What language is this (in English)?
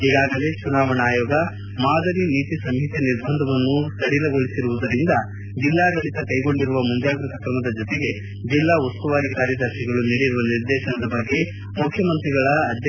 Kannada